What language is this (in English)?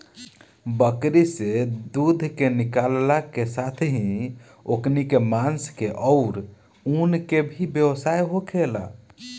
Bhojpuri